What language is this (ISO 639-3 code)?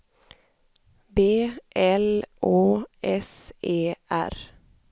swe